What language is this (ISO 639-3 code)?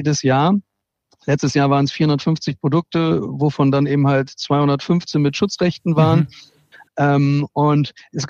deu